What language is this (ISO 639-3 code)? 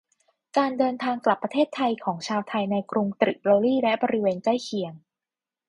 tha